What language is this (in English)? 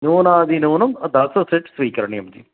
Sanskrit